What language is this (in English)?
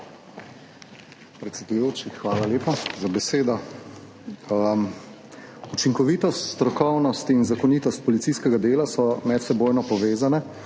Slovenian